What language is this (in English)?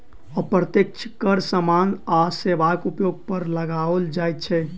Maithili